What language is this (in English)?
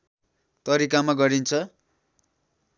Nepali